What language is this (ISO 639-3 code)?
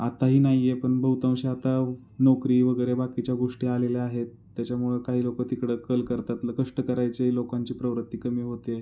mar